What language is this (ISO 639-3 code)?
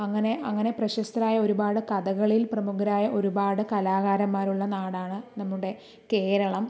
mal